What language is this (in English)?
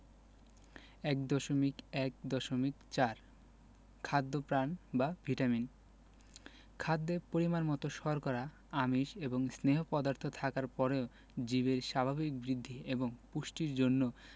Bangla